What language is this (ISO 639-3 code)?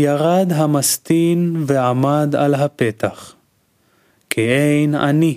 heb